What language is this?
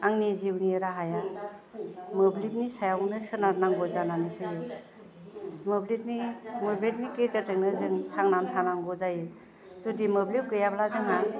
Bodo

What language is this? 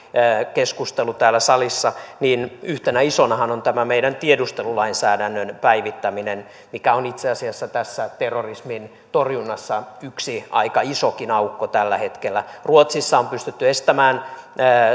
Finnish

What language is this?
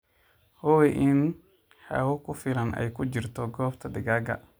Somali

